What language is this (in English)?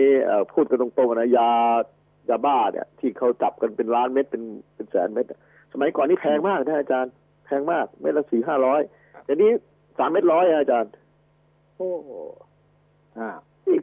Thai